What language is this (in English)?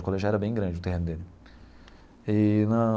Portuguese